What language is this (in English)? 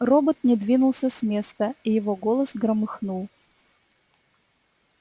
Russian